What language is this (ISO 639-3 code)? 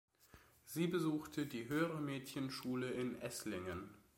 deu